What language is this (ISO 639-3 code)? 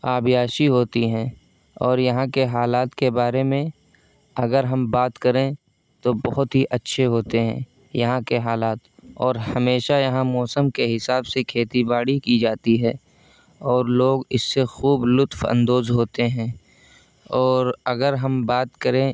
urd